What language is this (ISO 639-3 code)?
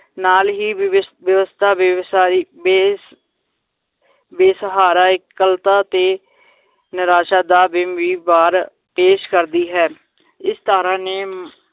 pan